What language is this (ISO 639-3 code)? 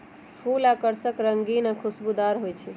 mag